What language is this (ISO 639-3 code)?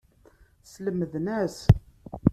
kab